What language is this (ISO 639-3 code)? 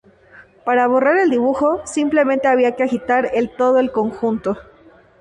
spa